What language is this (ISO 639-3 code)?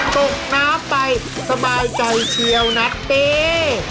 tha